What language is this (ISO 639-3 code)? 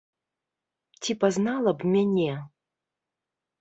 bel